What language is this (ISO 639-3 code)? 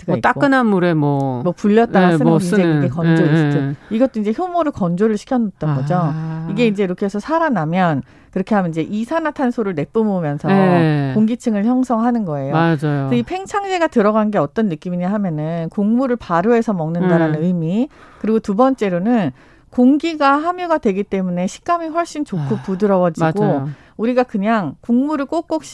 kor